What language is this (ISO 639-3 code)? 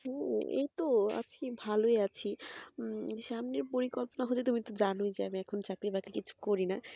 ben